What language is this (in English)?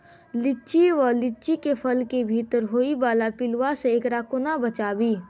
Maithili